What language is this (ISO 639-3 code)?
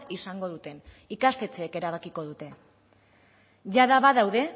eus